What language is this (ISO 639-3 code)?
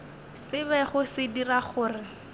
nso